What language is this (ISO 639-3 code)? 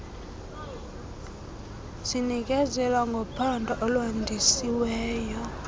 xho